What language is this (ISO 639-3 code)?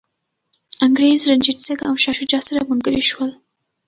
pus